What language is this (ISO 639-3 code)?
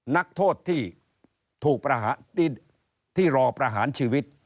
tha